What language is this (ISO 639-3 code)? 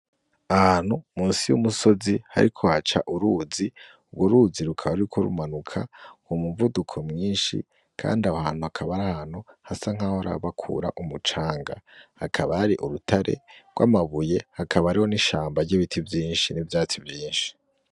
run